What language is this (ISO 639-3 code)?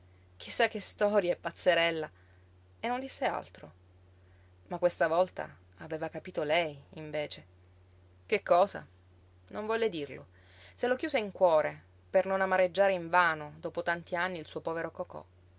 ita